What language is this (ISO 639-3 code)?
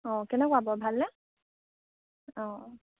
asm